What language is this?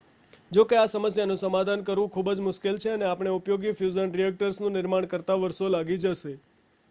Gujarati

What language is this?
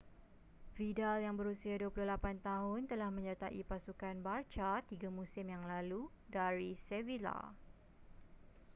Malay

